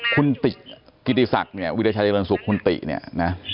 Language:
Thai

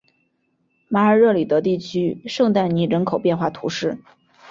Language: Chinese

